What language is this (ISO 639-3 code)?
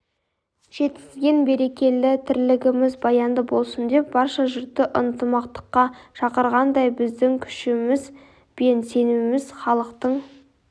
kaz